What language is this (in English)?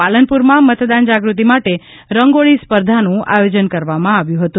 Gujarati